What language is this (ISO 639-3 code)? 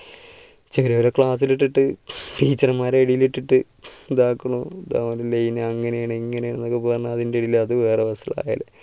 mal